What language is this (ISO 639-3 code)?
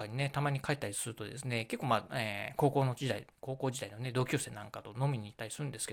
jpn